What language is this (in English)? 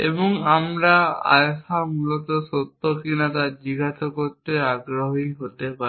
Bangla